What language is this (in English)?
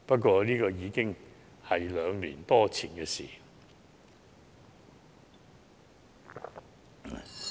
Cantonese